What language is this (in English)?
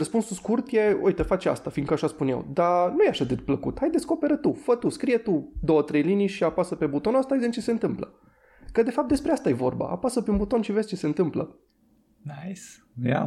Romanian